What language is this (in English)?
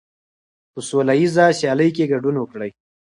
Pashto